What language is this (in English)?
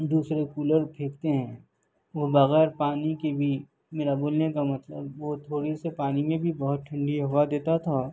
Urdu